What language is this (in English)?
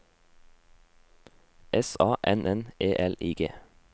Norwegian